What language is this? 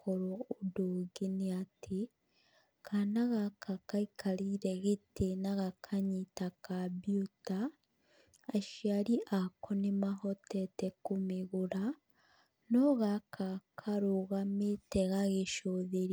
Kikuyu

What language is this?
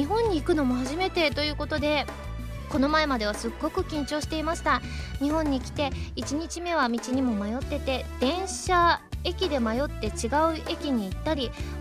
Japanese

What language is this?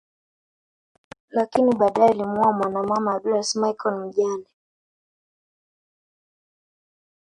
Swahili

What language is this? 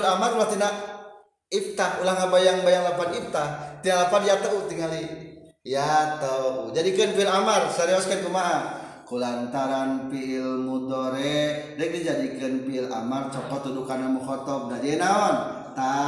Indonesian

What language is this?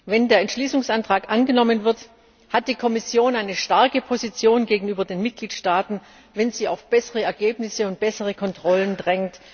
German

